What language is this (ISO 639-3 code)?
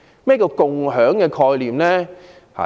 yue